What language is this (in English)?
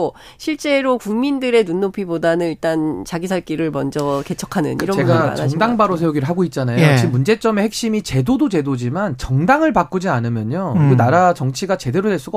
Korean